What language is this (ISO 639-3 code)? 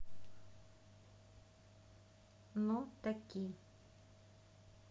rus